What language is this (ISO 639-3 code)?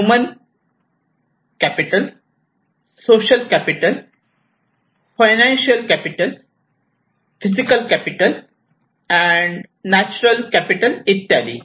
mar